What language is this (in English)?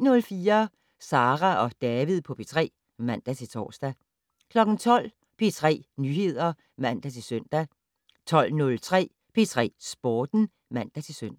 Danish